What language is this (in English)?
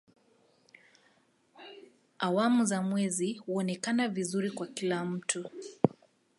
Swahili